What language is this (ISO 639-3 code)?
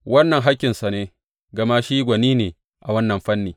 hau